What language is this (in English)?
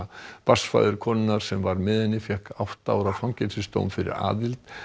Icelandic